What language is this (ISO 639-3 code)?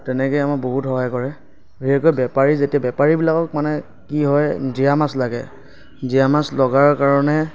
asm